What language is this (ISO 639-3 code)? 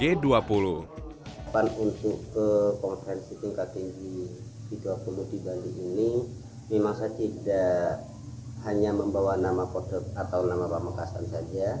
ind